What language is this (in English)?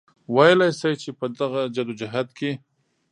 Pashto